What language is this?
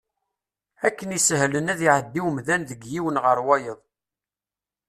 Kabyle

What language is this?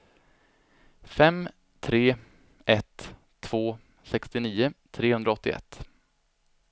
Swedish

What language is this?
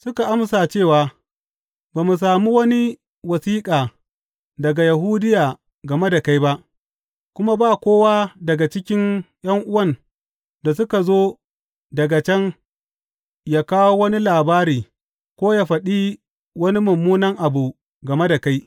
Hausa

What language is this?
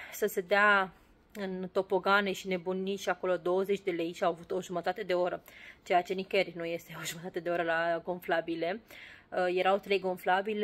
Romanian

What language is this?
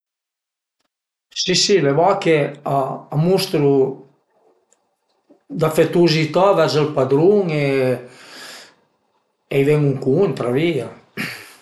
Piedmontese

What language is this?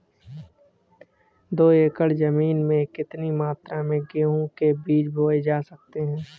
Hindi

